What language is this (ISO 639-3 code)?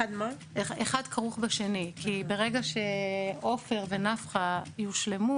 heb